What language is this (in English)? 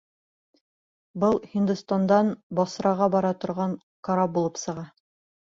Bashkir